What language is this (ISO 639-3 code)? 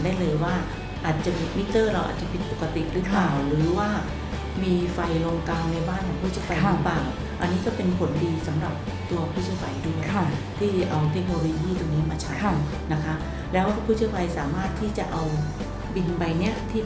tha